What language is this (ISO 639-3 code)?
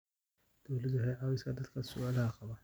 som